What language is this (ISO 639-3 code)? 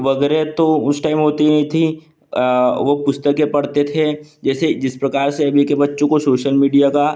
hin